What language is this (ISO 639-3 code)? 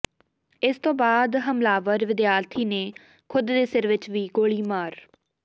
pan